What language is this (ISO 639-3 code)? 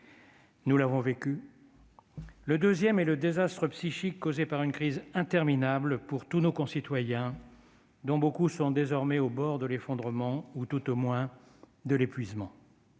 fra